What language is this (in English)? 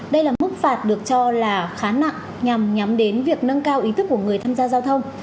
Vietnamese